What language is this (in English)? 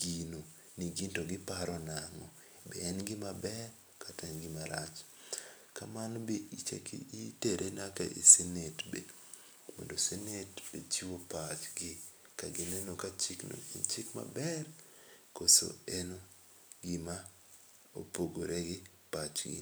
Luo (Kenya and Tanzania)